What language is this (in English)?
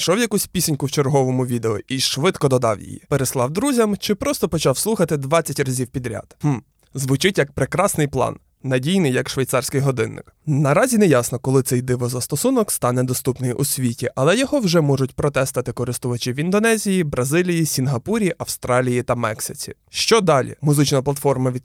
Ukrainian